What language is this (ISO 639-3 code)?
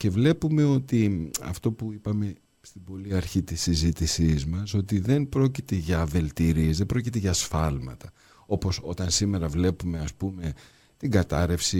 ell